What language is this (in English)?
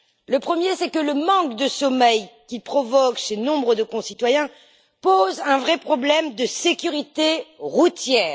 French